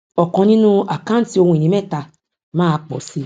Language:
Yoruba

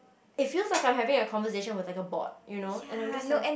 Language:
English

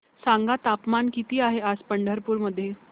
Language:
Marathi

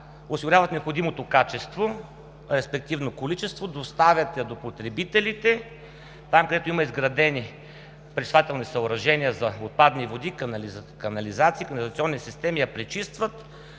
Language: Bulgarian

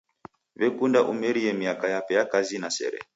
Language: Taita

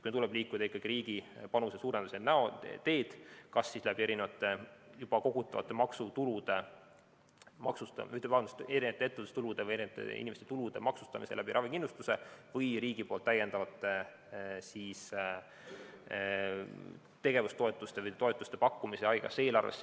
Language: Estonian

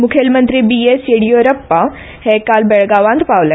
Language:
Konkani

